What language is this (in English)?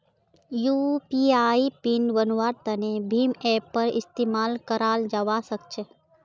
Magahi